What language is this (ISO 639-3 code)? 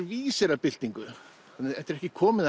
isl